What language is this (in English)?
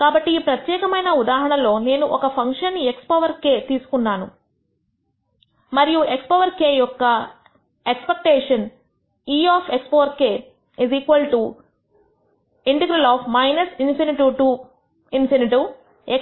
Telugu